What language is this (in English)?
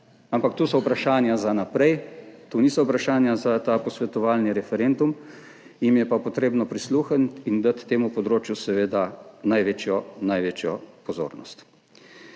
Slovenian